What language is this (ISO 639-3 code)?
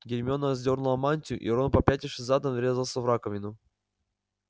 rus